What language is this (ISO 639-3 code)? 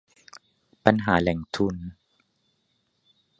tha